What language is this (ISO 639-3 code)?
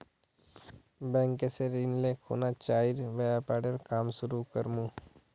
mag